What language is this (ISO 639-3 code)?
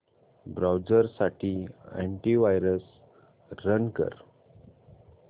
mar